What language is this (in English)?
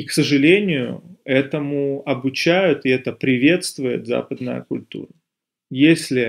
Russian